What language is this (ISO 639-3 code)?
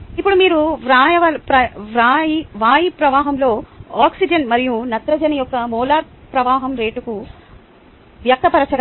tel